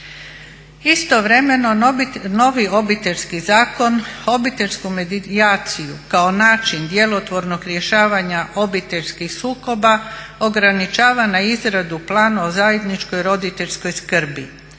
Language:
Croatian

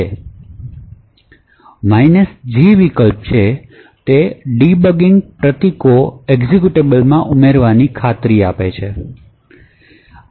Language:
Gujarati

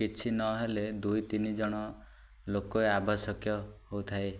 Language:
Odia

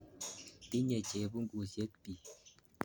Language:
Kalenjin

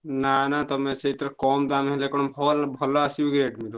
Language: Odia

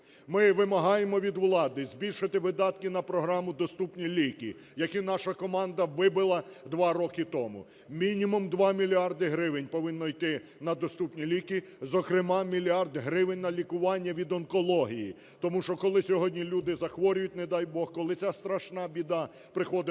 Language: Ukrainian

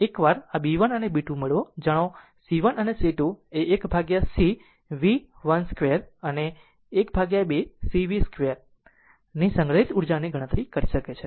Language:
Gujarati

